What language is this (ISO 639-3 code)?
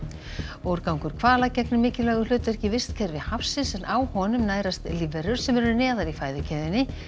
isl